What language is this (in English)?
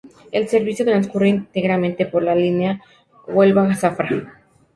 Spanish